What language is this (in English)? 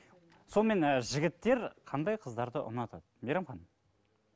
Kazakh